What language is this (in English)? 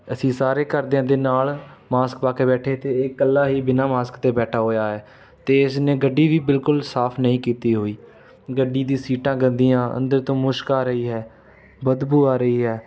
Punjabi